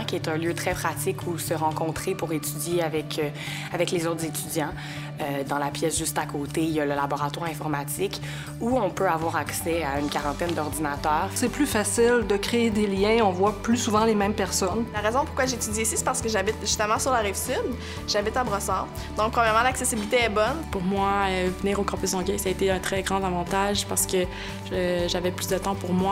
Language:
French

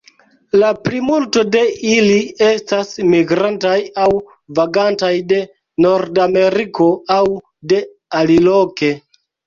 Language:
Esperanto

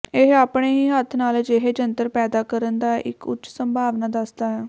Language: Punjabi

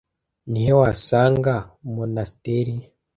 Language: Kinyarwanda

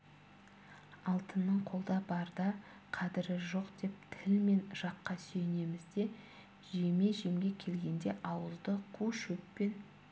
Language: Kazakh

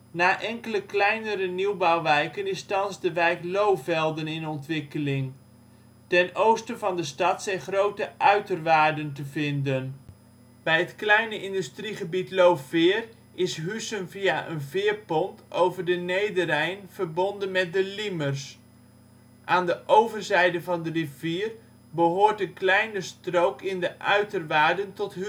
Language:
Dutch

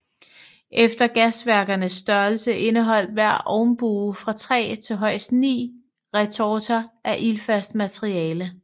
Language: Danish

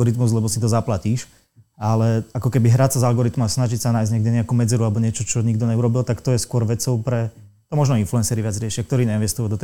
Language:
Slovak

